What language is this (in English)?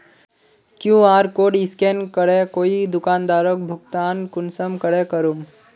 Magahi